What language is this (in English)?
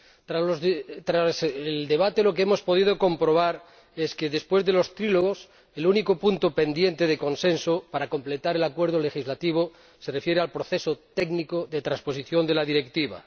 Spanish